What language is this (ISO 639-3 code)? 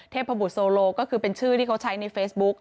tha